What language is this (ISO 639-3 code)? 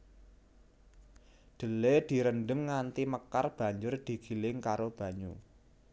jav